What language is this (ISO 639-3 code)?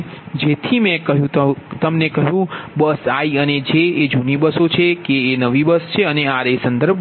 guj